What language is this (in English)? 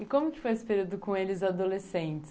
Portuguese